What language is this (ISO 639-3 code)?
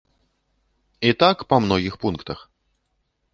bel